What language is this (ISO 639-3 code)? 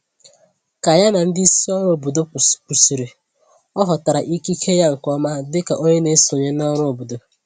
ibo